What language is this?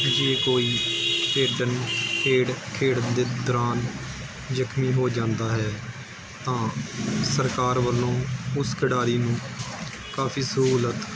Punjabi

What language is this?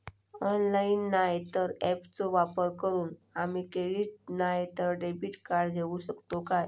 Marathi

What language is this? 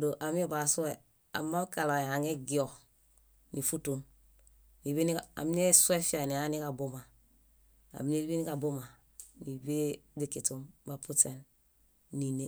Bayot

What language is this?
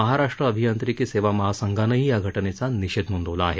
Marathi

